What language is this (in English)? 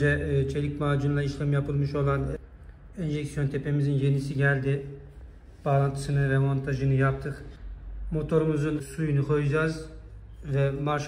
Turkish